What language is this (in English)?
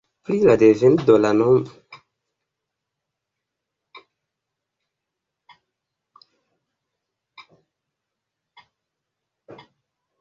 Esperanto